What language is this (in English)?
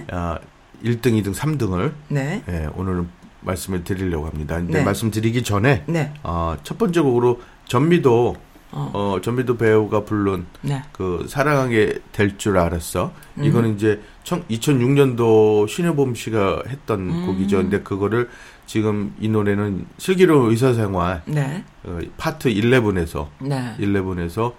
Korean